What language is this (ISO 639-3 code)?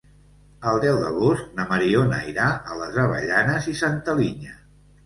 cat